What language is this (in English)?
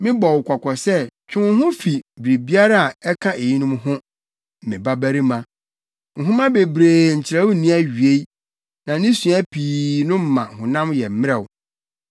Akan